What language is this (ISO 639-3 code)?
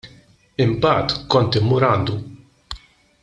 mlt